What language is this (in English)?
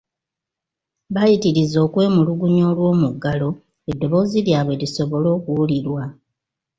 Ganda